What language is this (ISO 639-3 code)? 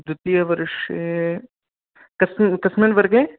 san